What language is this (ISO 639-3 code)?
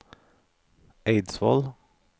nor